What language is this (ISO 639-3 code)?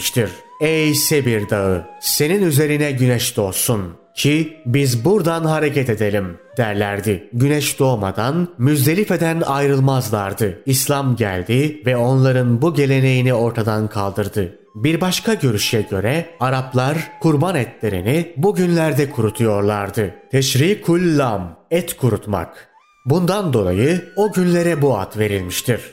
tur